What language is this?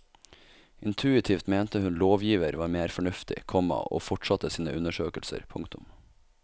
Norwegian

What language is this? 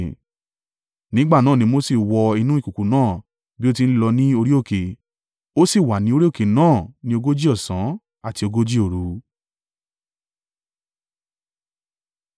Yoruba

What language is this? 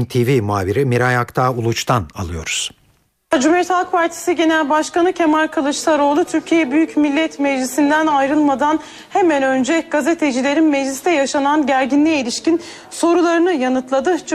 Turkish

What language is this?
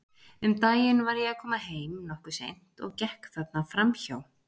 Icelandic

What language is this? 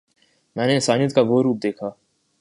Urdu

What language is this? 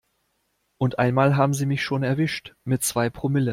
German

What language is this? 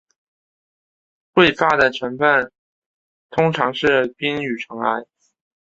Chinese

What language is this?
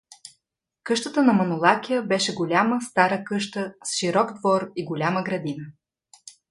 Bulgarian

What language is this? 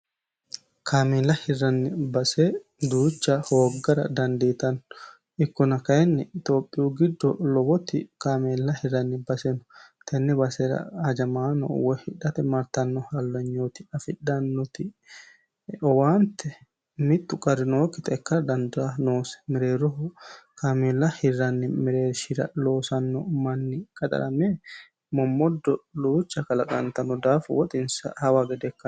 Sidamo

